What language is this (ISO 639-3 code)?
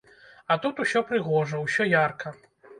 bel